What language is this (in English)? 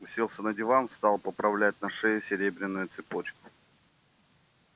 Russian